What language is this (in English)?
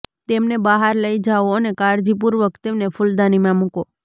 Gujarati